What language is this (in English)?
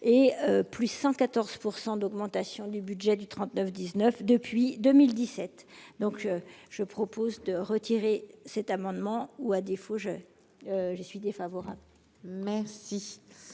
French